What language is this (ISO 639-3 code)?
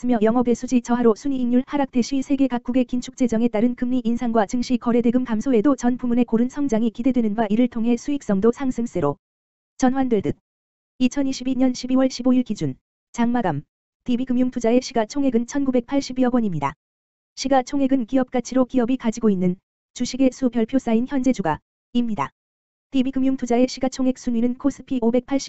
kor